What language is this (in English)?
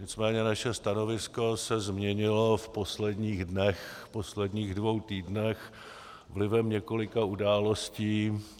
Czech